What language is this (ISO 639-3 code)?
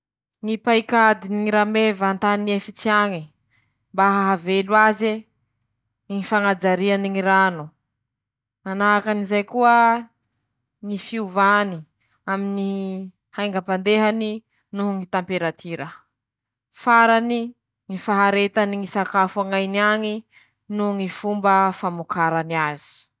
msh